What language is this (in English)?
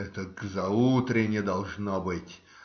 Russian